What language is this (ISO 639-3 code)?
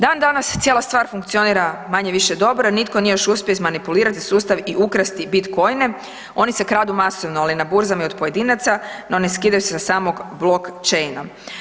hrv